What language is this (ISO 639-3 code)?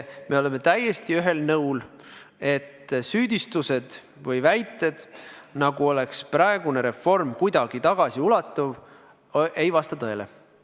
est